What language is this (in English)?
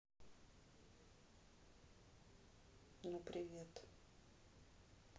Russian